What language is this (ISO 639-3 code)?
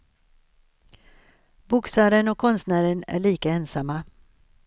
swe